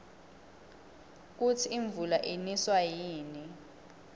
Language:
Swati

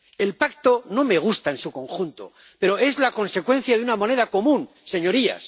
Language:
Spanish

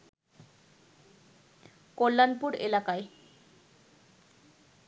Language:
Bangla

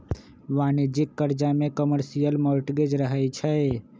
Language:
Magahi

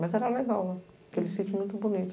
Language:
Portuguese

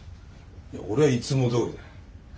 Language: Japanese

